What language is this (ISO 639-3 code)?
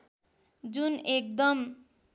nep